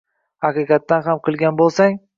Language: Uzbek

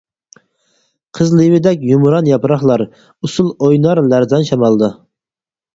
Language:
Uyghur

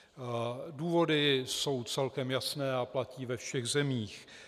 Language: Czech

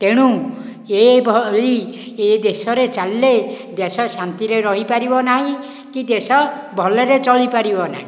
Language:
Odia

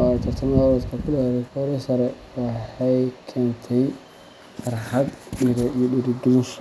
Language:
Somali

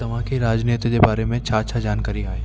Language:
Sindhi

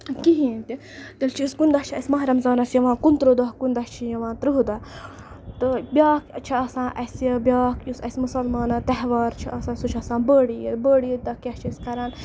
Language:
Kashmiri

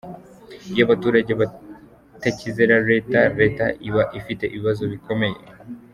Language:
Kinyarwanda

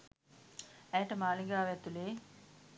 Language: Sinhala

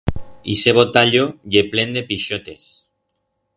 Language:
Aragonese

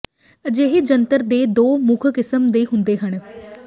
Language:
Punjabi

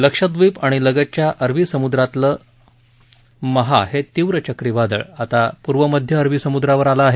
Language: Marathi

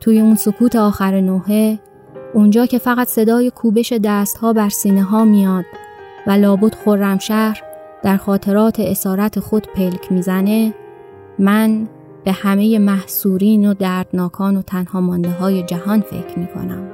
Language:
Persian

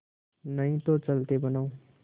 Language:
Hindi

